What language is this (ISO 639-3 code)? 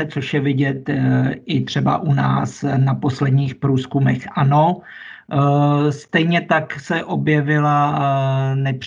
ces